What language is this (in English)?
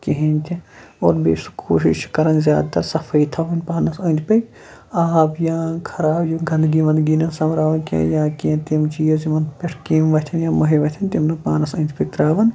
Kashmiri